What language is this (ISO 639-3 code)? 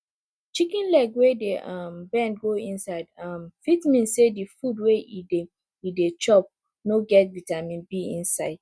pcm